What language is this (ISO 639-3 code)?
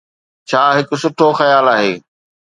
snd